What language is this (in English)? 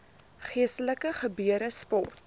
Afrikaans